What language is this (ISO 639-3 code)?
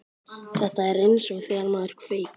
isl